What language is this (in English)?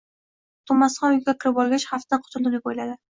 Uzbek